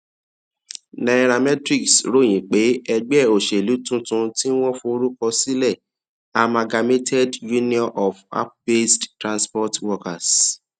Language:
Yoruba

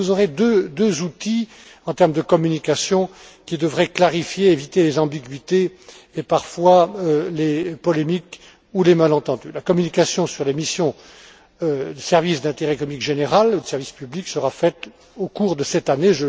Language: French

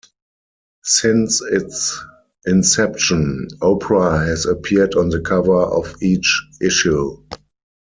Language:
English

